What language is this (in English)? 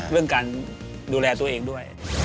Thai